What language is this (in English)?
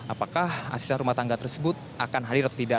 Indonesian